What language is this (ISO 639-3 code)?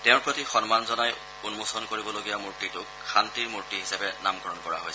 asm